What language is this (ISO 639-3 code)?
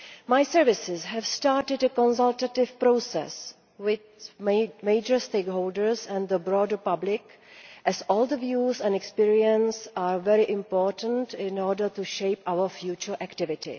eng